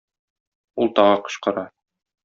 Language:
Tatar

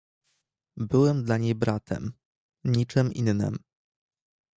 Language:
Polish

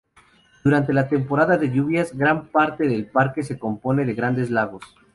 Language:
Spanish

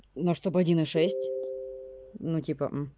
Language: Russian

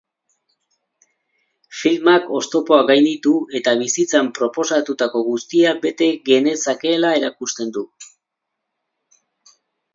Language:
Basque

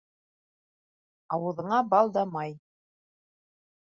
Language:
Bashkir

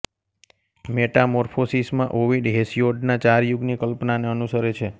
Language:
Gujarati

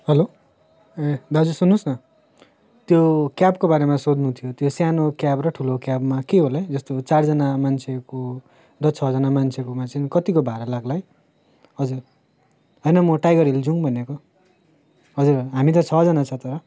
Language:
Nepali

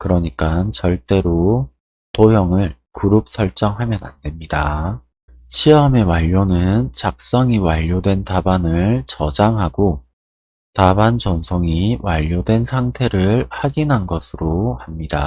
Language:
Korean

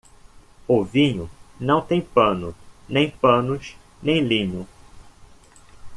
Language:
Portuguese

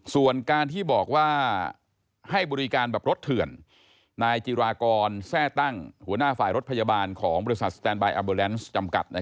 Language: Thai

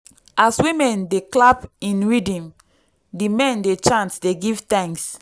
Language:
Nigerian Pidgin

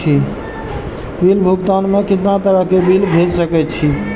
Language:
Maithili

